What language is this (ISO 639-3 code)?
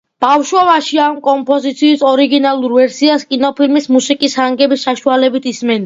kat